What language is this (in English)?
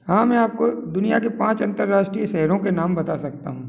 Hindi